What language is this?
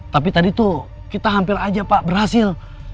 Indonesian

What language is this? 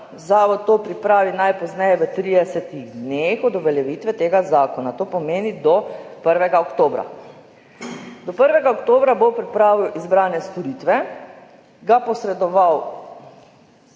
Slovenian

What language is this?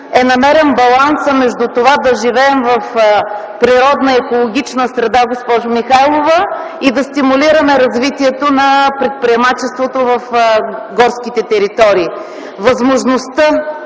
Bulgarian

